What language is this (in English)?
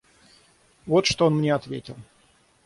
Russian